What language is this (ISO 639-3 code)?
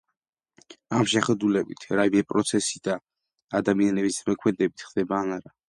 kat